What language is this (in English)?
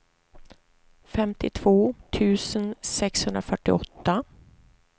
Swedish